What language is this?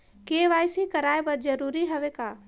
Chhattisgarhi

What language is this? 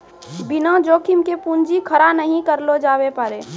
Maithili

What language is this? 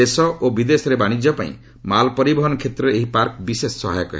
Odia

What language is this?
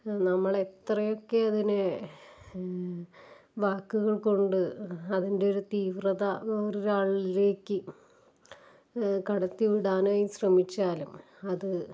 Malayalam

